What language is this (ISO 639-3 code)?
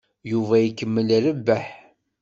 kab